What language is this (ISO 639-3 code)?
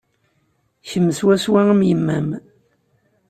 kab